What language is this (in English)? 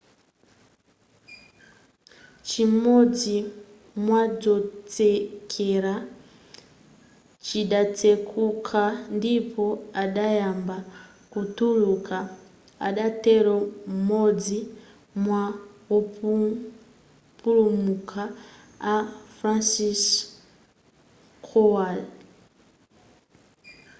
Nyanja